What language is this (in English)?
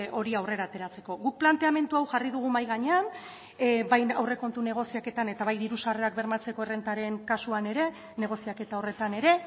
Basque